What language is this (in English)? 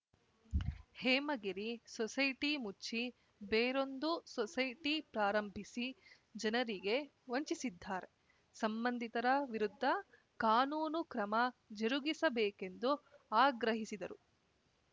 Kannada